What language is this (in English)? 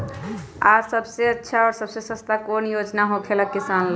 Magahi